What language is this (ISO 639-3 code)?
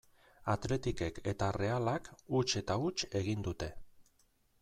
eus